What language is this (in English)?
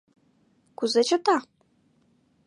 Mari